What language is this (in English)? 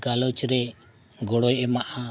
Santali